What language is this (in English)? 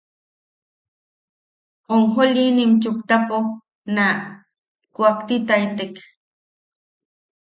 Yaqui